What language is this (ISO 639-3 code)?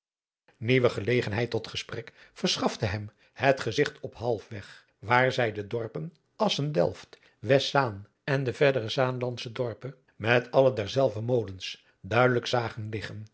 nld